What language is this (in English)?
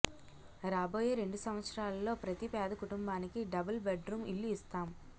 Telugu